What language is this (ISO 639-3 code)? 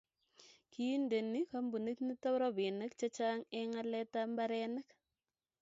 kln